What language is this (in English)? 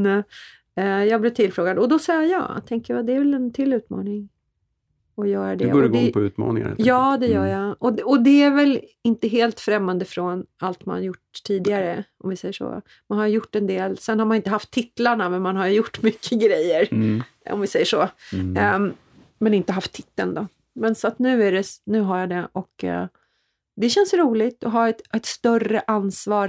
Swedish